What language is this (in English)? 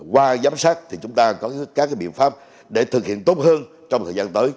Vietnamese